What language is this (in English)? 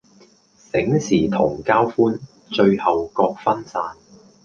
Cantonese